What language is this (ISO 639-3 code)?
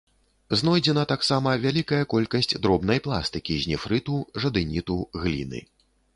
bel